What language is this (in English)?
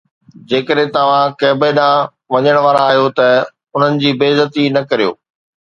Sindhi